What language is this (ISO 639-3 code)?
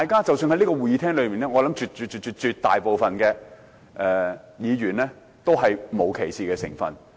yue